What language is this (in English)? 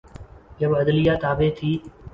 Urdu